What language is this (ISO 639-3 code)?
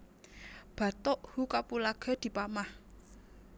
jav